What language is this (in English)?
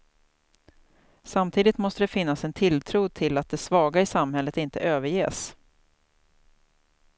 Swedish